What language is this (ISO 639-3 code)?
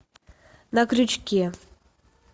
rus